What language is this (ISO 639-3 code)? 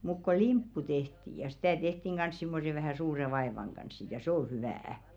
fin